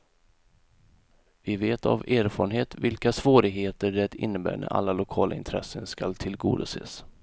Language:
Swedish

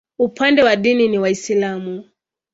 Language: Swahili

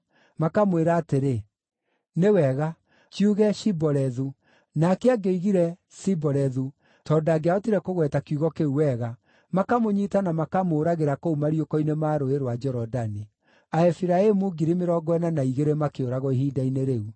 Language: Kikuyu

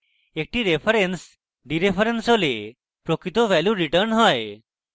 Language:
Bangla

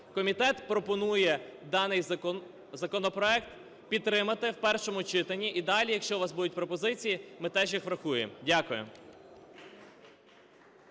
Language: Ukrainian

